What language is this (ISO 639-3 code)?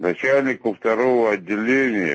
rus